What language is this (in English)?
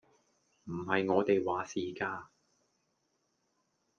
Cantonese